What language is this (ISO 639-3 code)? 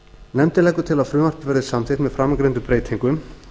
isl